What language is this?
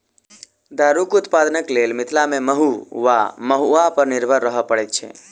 Maithili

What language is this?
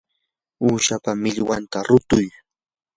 Yanahuanca Pasco Quechua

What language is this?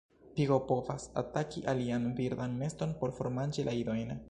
Esperanto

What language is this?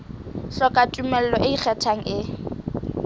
Southern Sotho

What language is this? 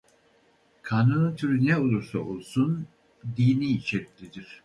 Turkish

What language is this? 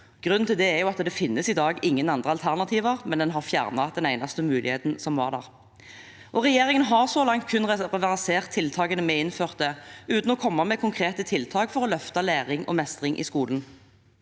Norwegian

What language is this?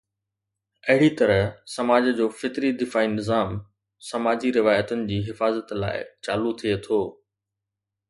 Sindhi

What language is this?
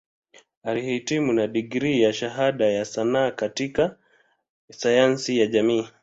Swahili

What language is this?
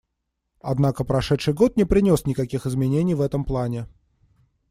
Russian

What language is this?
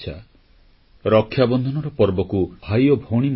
Odia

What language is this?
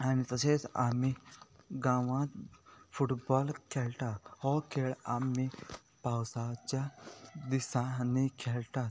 Konkani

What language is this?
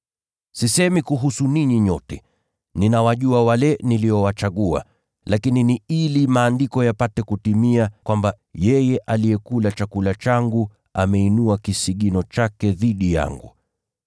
Swahili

